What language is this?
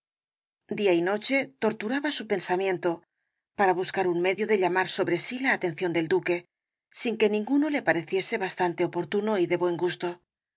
Spanish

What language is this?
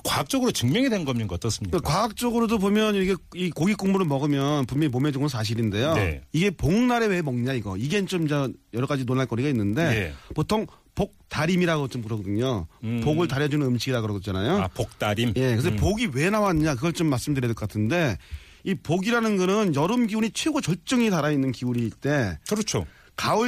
Korean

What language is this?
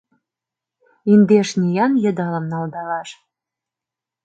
Mari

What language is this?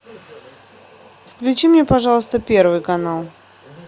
Russian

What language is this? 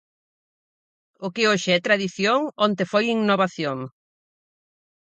Galician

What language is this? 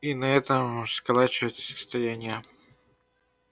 Russian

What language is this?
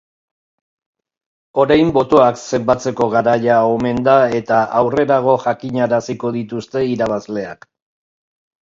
Basque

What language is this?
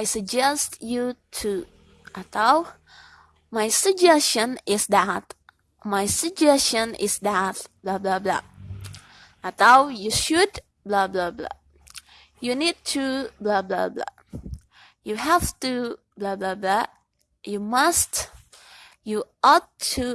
Indonesian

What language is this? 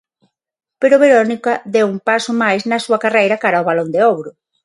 Galician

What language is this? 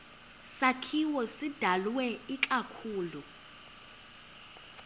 Xhosa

